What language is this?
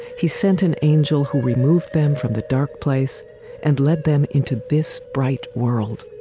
English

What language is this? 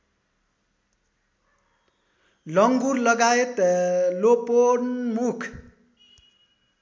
Nepali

